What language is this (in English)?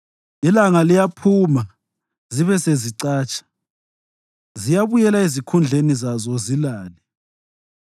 North Ndebele